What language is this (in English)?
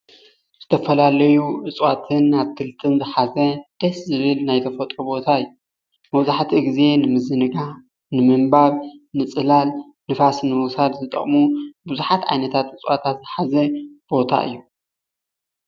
Tigrinya